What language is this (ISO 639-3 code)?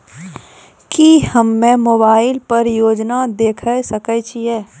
mai